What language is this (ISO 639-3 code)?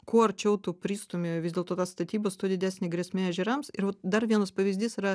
lit